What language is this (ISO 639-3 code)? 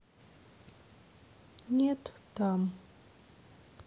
rus